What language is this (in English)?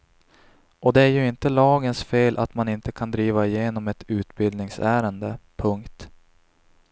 Swedish